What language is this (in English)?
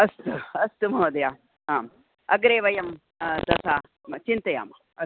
Sanskrit